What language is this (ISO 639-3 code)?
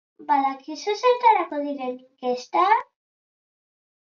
eus